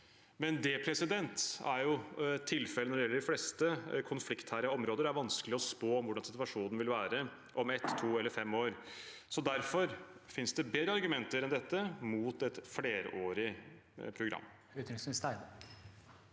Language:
Norwegian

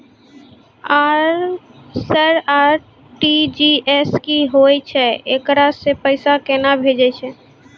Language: Maithili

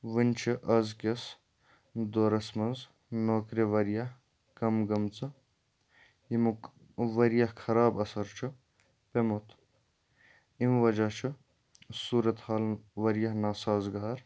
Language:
Kashmiri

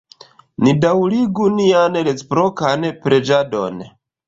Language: Esperanto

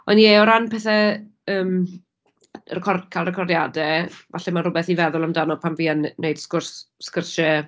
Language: Welsh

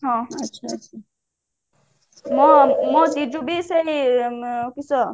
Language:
Odia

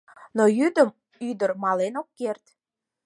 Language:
Mari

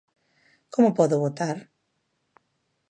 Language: Galician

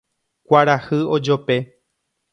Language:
Guarani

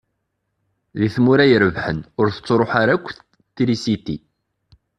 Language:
Kabyle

